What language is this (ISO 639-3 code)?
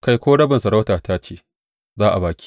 hau